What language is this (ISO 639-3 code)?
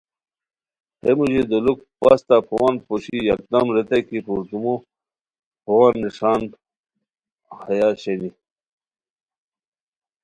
khw